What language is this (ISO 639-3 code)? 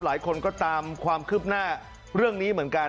tha